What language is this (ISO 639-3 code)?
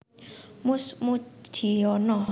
jav